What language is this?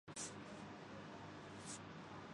Urdu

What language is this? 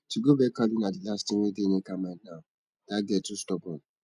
Nigerian Pidgin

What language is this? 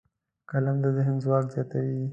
Pashto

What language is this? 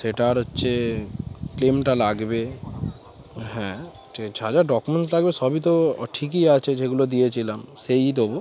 Bangla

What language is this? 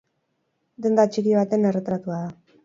Basque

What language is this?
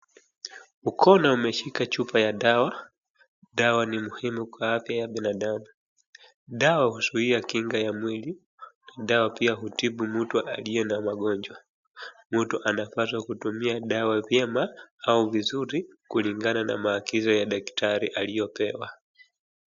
Swahili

